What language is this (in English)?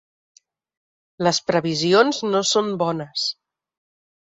Catalan